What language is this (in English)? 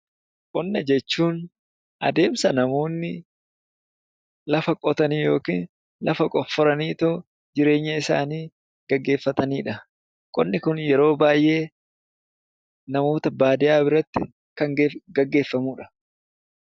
Oromo